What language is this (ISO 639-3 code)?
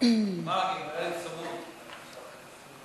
heb